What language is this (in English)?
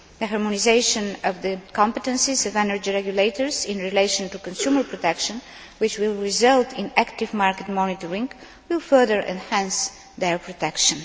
English